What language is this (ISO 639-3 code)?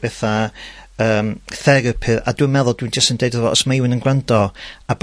cym